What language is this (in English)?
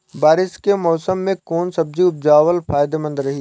Bhojpuri